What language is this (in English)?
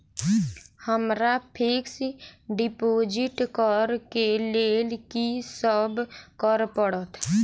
Maithili